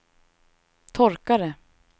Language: Swedish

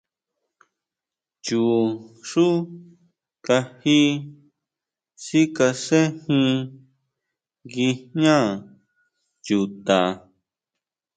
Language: Huautla Mazatec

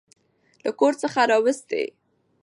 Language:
Pashto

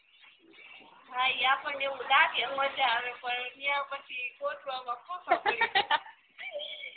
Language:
Gujarati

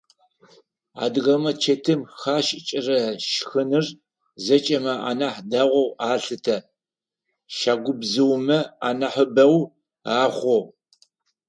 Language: Adyghe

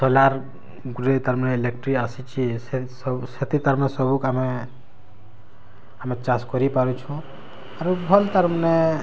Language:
Odia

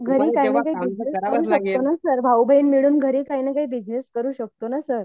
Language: Marathi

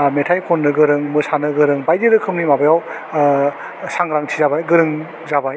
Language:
Bodo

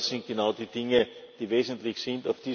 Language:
German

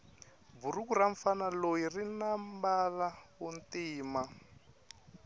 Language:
Tsonga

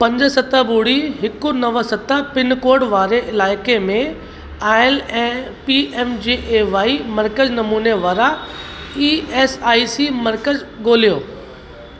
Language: Sindhi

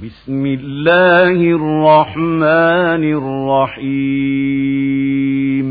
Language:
Arabic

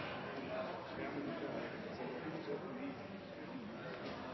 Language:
Norwegian Bokmål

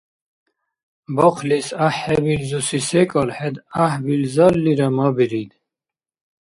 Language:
Dargwa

